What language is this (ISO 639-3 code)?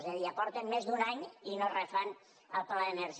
cat